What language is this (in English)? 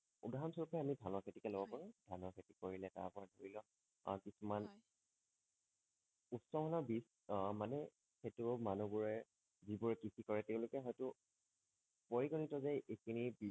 Assamese